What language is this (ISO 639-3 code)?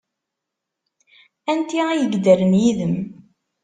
kab